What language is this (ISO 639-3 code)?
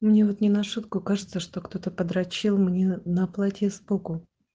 rus